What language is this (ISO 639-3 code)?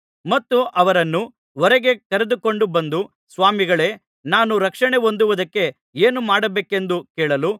kan